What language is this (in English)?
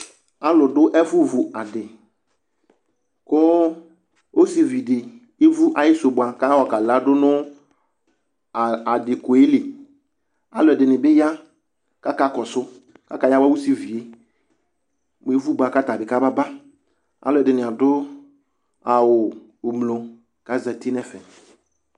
Ikposo